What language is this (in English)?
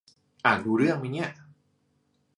Thai